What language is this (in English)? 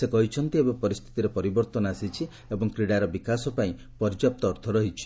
Odia